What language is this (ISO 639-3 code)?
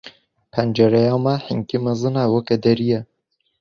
kur